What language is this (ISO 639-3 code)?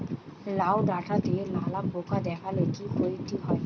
ben